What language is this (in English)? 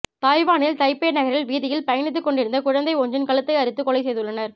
Tamil